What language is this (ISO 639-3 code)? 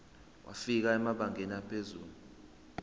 zul